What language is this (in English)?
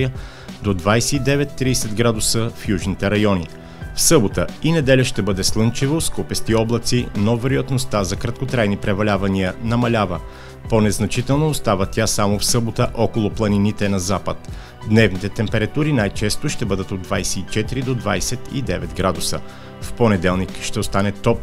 Bulgarian